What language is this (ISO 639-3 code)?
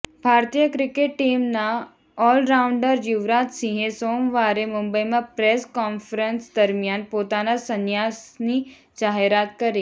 guj